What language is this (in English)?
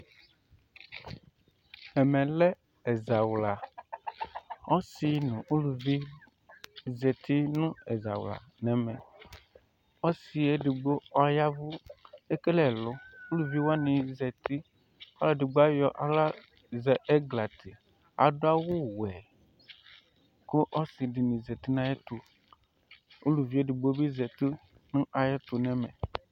Ikposo